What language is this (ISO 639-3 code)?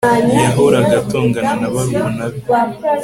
kin